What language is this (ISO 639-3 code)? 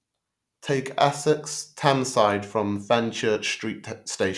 eng